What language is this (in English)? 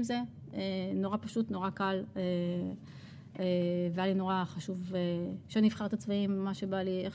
Hebrew